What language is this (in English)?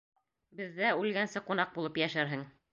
Bashkir